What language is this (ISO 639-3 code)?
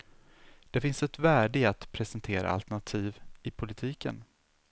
swe